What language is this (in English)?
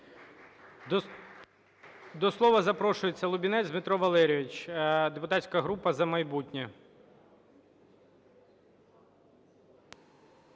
Ukrainian